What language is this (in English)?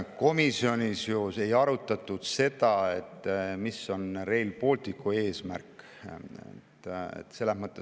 Estonian